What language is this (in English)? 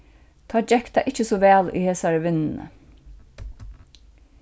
Faroese